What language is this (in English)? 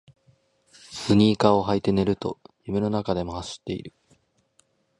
Japanese